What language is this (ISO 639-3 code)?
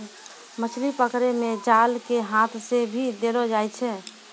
mai